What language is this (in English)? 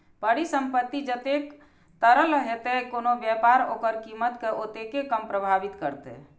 Maithili